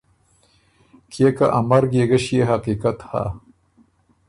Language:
Ormuri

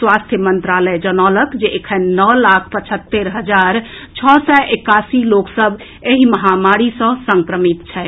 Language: Maithili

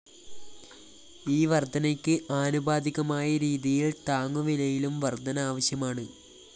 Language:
Malayalam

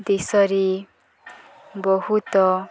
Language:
Odia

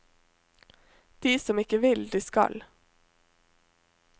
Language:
Norwegian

